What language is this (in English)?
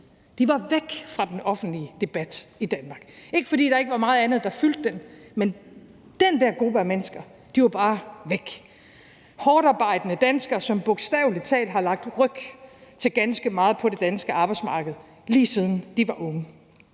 Danish